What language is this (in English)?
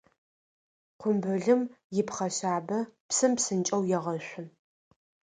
Adyghe